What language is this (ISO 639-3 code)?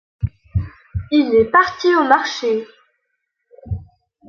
fra